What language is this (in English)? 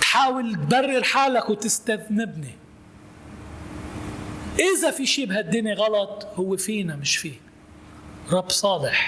Arabic